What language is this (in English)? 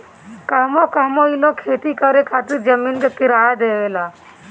Bhojpuri